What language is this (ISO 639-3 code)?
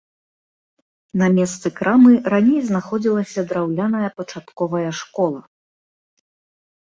bel